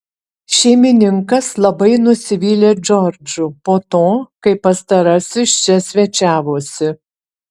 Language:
Lithuanian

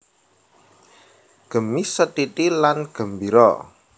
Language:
Javanese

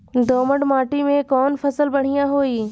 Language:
Bhojpuri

